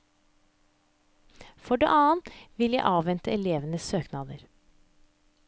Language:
Norwegian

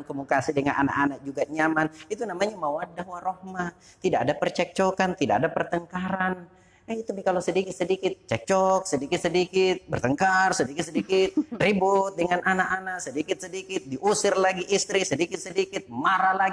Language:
Indonesian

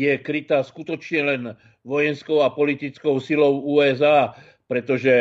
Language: Slovak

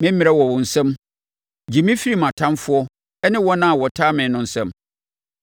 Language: Akan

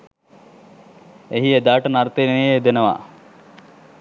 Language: Sinhala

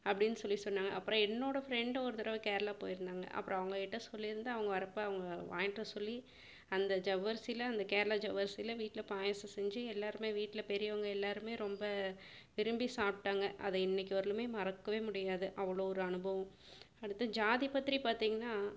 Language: Tamil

